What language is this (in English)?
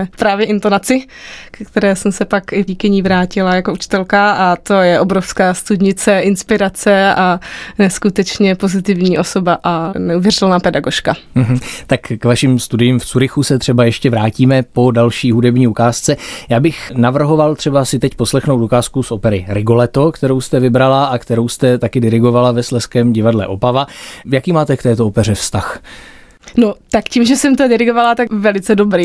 Czech